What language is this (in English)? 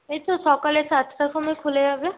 Bangla